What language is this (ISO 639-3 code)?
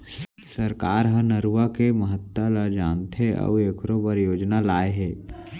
hne